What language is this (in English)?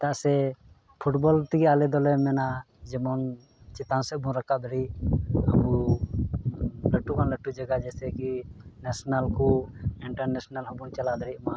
Santali